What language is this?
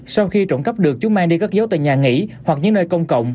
Vietnamese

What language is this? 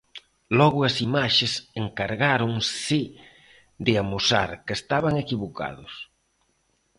Galician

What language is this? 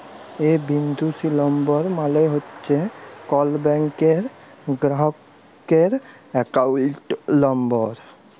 Bangla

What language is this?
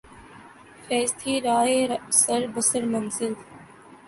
Urdu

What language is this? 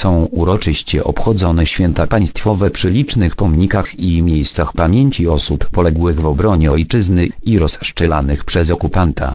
Polish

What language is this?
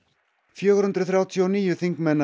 Icelandic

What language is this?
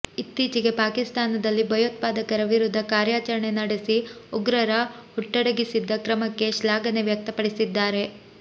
Kannada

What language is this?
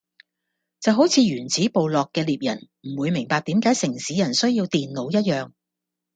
Cantonese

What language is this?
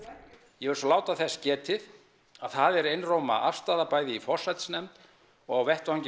Icelandic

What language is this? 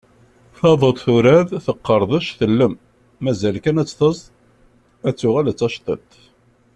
Kabyle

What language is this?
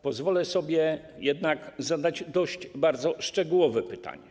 Polish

